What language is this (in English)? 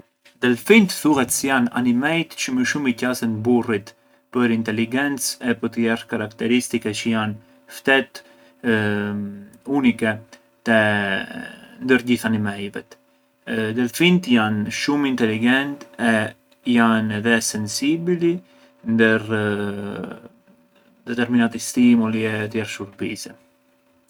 Arbëreshë Albanian